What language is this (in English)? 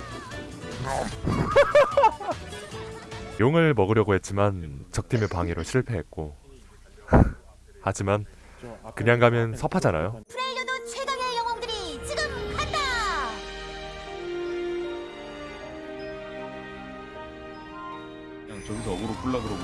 Korean